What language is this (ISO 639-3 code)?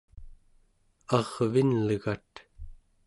esu